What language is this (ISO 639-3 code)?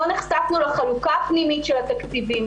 heb